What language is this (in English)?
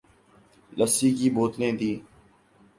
Urdu